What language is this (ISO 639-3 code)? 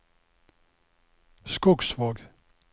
nor